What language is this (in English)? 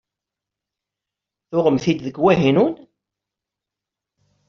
Kabyle